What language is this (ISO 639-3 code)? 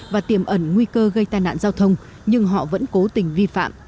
vie